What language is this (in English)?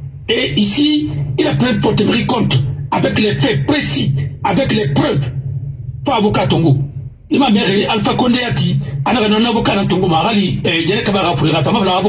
French